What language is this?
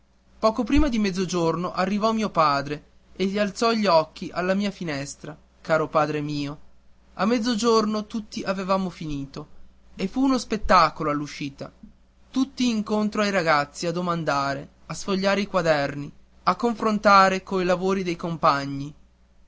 Italian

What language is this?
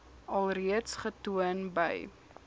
Afrikaans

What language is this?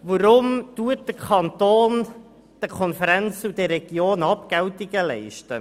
Swiss German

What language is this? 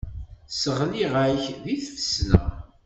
Kabyle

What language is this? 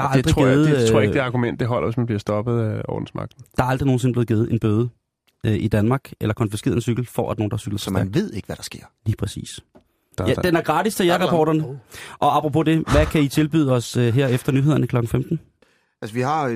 Danish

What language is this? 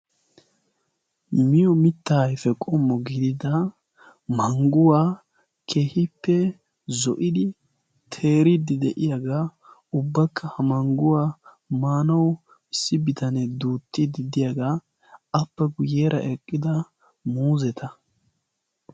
Wolaytta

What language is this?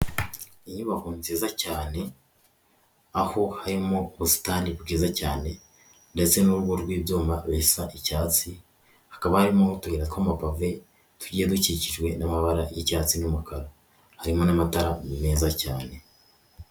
Kinyarwanda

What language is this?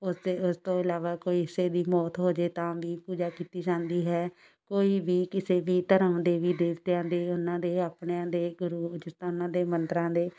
Punjabi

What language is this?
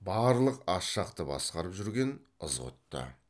Kazakh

